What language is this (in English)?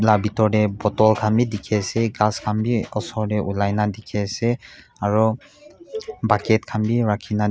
Naga Pidgin